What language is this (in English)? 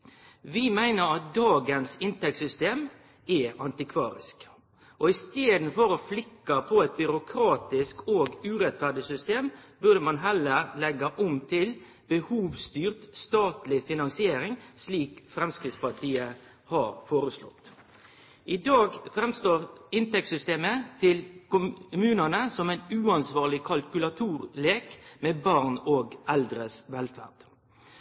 Norwegian Nynorsk